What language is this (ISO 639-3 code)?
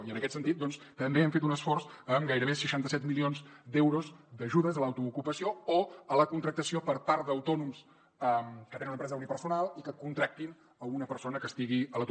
cat